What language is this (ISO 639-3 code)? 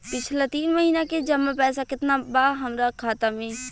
bho